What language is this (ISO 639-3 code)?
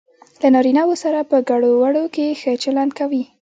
pus